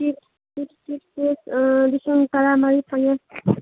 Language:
Manipuri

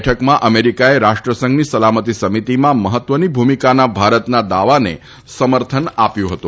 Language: Gujarati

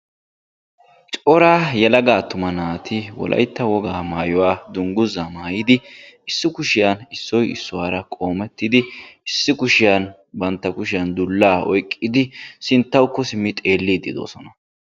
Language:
Wolaytta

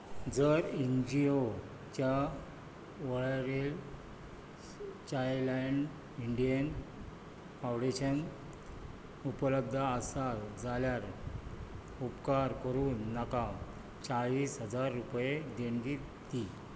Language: Konkani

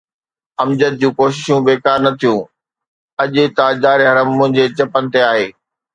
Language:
Sindhi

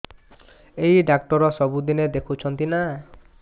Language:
Odia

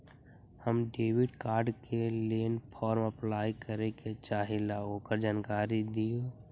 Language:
Magahi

